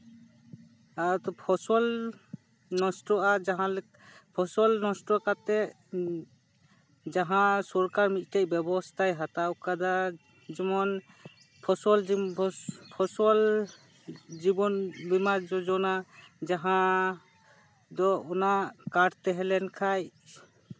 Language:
Santali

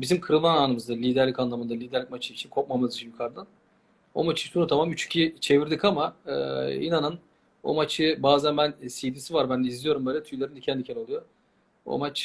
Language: Turkish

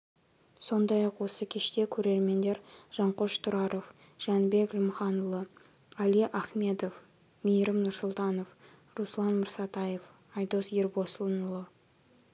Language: Kazakh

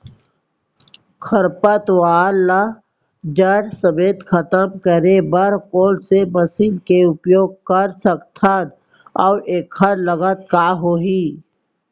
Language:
Chhattisgarhi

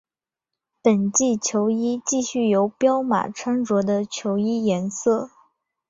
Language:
Chinese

